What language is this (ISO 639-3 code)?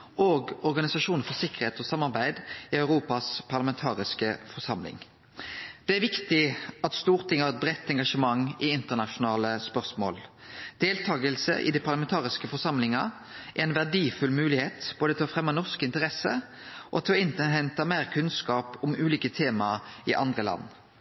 nno